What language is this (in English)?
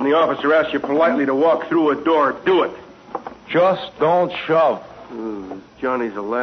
English